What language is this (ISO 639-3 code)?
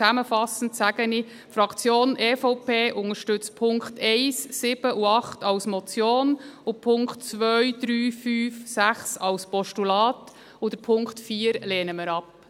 gsw